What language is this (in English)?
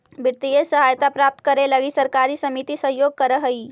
Magahi